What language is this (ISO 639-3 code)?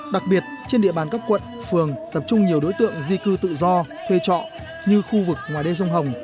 vie